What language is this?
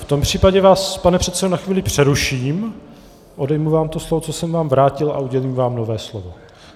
Czech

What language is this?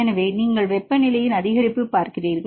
Tamil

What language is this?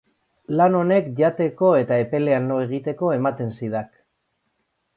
Basque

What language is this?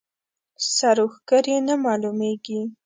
Pashto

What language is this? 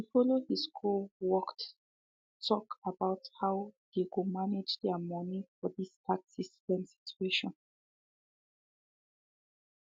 Nigerian Pidgin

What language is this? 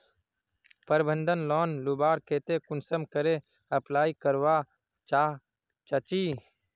Magahi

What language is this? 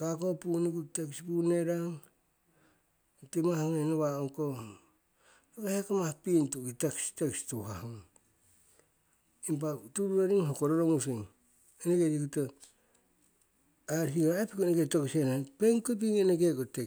Siwai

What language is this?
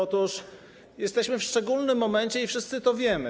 Polish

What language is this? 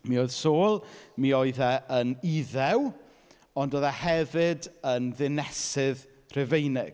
Welsh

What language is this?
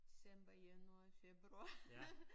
Danish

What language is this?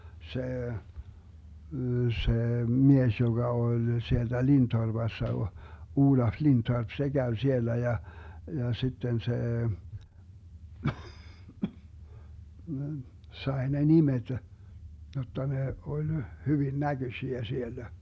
Finnish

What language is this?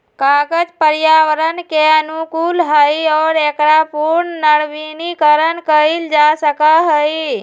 Magahi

